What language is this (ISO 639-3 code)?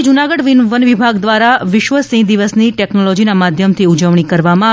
guj